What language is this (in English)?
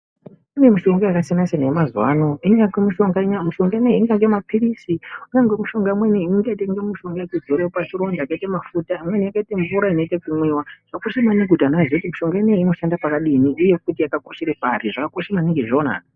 Ndau